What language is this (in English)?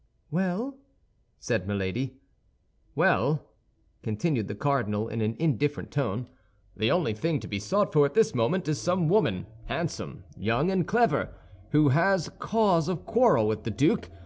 English